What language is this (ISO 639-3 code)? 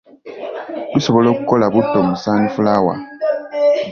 lug